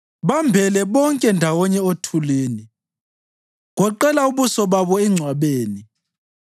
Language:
North Ndebele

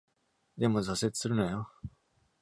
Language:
Japanese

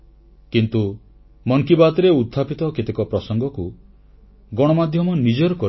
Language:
Odia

